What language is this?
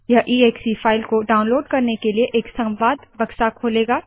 Hindi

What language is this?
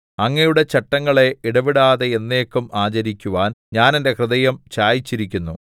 Malayalam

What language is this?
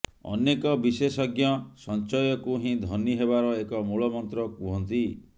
Odia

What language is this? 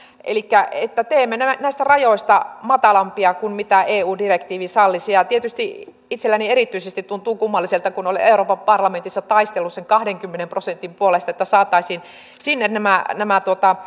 Finnish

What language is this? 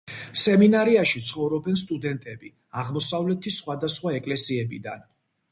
Georgian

